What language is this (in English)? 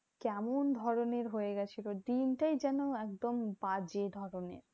Bangla